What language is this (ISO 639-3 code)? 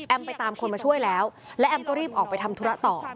tha